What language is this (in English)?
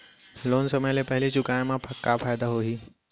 Chhattisgarhi